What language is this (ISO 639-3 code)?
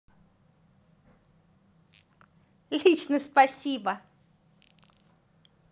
rus